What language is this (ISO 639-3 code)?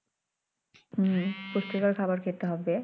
ben